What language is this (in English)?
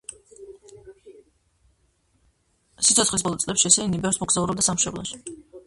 Georgian